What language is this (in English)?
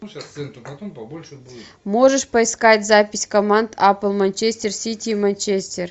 Russian